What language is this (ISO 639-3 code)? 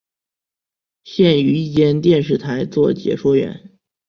zho